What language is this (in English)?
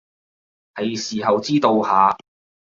Cantonese